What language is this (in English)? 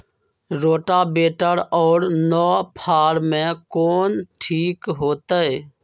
Magahi